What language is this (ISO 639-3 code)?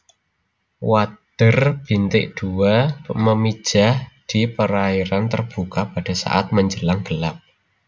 jav